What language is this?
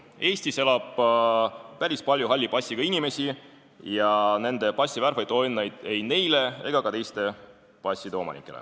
Estonian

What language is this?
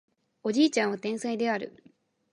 Japanese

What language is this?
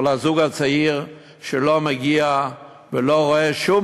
Hebrew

